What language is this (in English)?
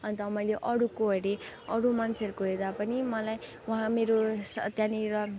Nepali